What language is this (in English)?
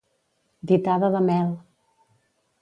Catalan